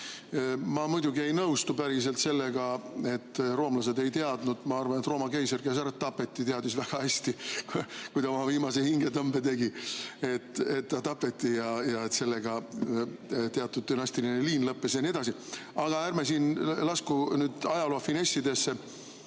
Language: Estonian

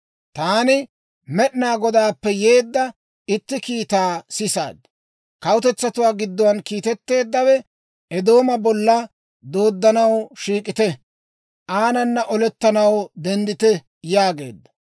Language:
Dawro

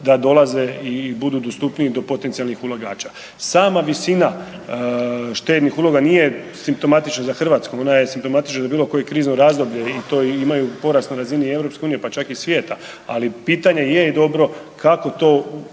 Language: Croatian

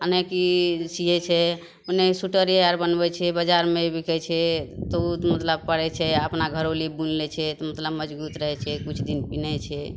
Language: Maithili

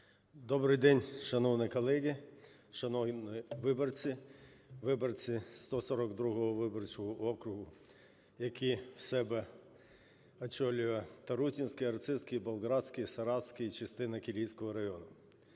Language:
Ukrainian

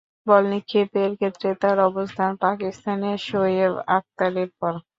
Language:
Bangla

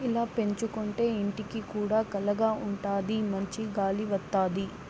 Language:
Telugu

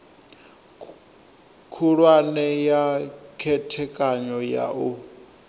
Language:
Venda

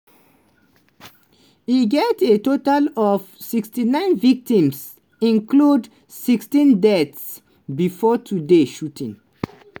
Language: Nigerian Pidgin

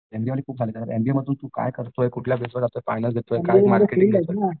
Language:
Marathi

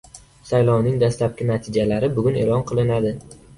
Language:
Uzbek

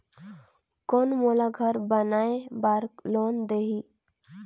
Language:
Chhattisgarhi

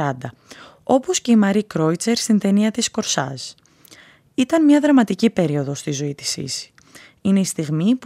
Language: Greek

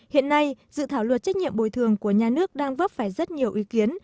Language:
Vietnamese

